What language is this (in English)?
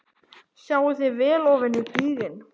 Icelandic